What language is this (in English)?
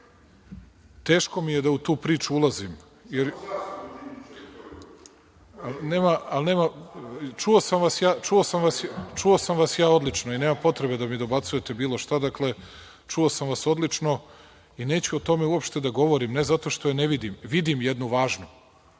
Serbian